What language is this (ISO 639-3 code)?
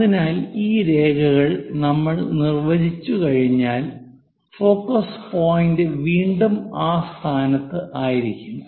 mal